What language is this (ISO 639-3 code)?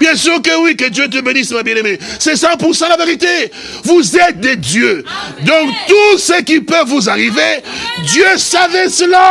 fra